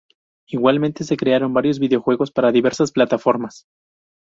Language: Spanish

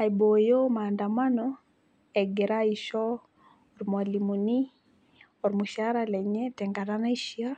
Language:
Masai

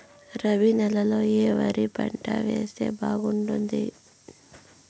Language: Telugu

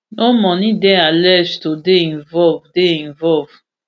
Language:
Nigerian Pidgin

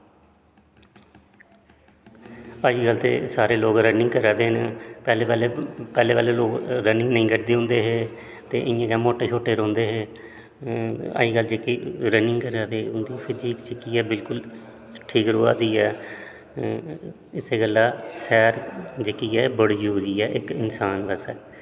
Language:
Dogri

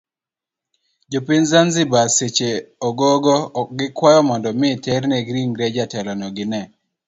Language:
Luo (Kenya and Tanzania)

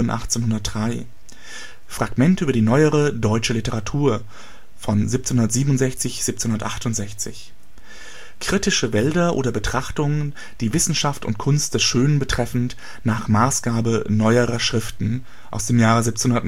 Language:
German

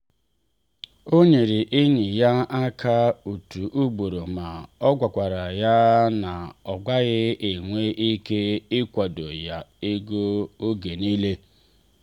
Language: Igbo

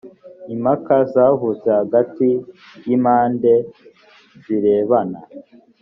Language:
Kinyarwanda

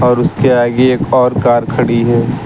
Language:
Hindi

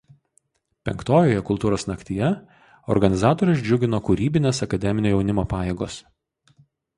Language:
Lithuanian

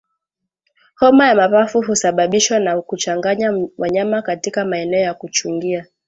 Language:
Swahili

